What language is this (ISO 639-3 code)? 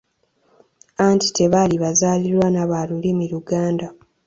lug